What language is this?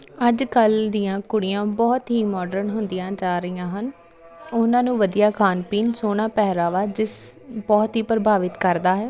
Punjabi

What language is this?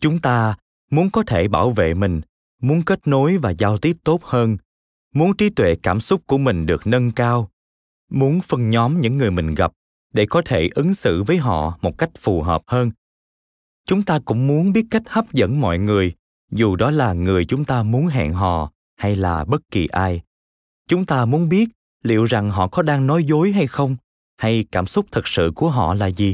Vietnamese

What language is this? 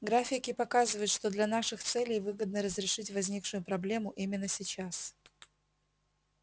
Russian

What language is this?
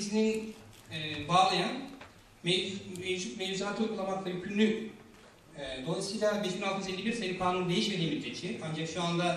Turkish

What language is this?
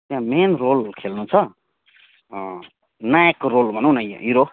Nepali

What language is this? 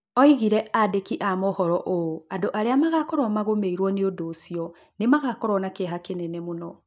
Kikuyu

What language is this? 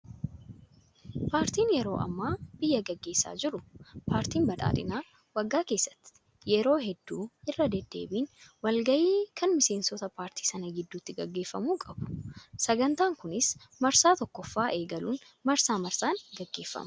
Oromo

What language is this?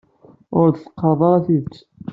Kabyle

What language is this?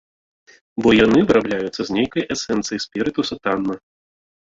Belarusian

